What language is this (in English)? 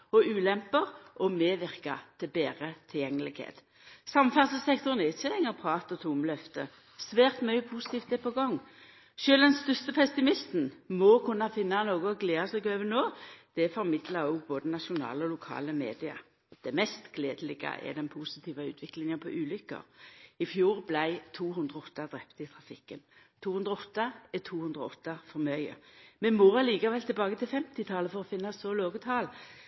Norwegian Nynorsk